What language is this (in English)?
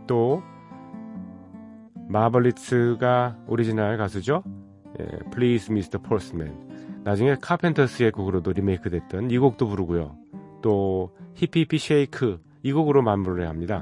Korean